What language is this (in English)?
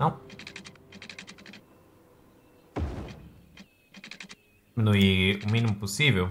Portuguese